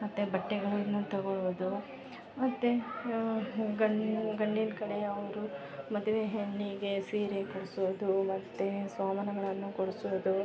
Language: Kannada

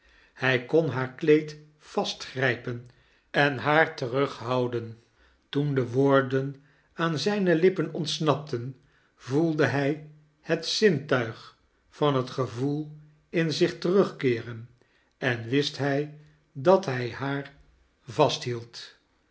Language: Dutch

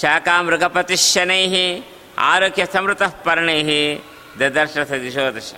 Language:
Kannada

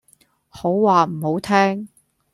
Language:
Cantonese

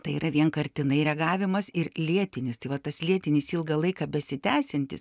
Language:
Lithuanian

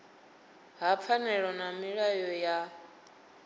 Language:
Venda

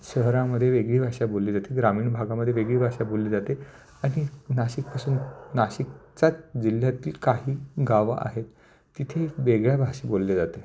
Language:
Marathi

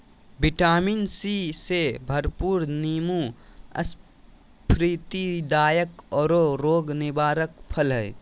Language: Magahi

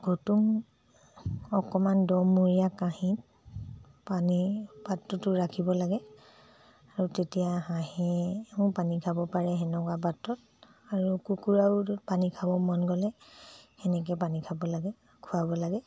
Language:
Assamese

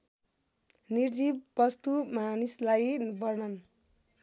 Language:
Nepali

